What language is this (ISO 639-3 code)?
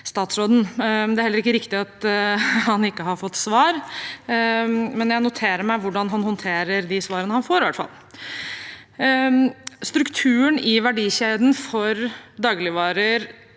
nor